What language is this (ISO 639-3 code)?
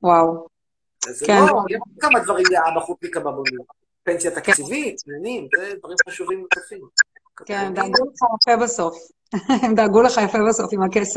heb